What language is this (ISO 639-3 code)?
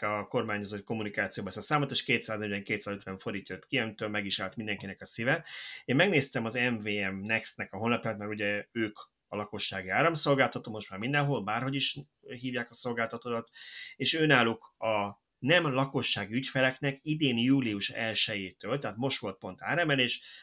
hun